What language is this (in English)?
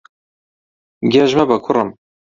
Central Kurdish